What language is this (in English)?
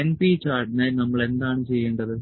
Malayalam